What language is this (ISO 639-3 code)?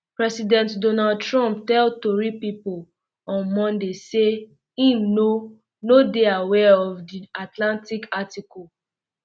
pcm